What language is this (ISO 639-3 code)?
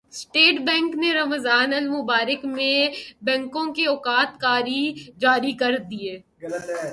urd